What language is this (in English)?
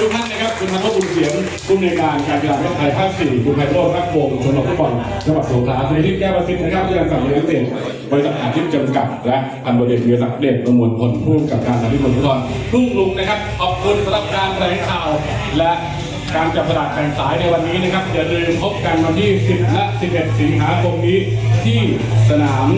Thai